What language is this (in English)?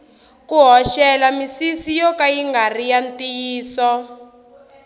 Tsonga